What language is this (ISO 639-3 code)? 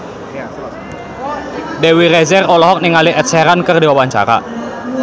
sun